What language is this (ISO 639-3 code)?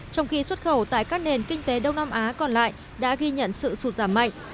vie